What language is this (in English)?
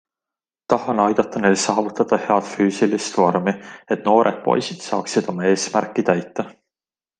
Estonian